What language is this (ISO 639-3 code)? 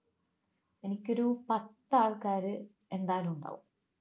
mal